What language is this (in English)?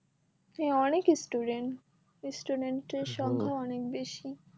Bangla